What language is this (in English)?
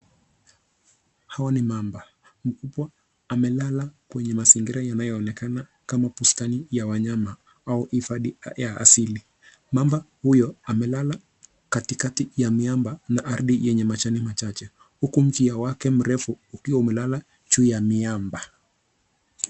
Swahili